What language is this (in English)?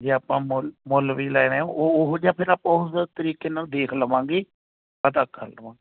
Punjabi